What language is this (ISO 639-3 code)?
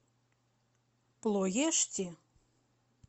rus